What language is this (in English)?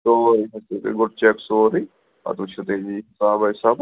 Kashmiri